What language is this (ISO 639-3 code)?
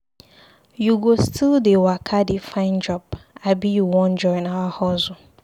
pcm